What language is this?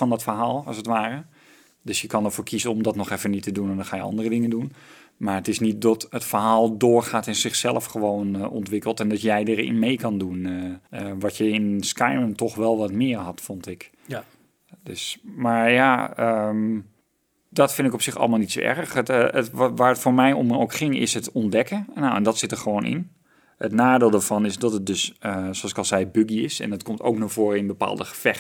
Dutch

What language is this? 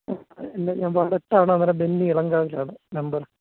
Malayalam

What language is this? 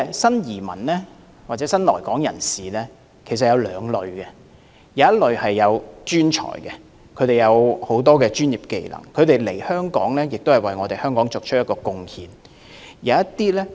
Cantonese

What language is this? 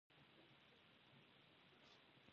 Pashto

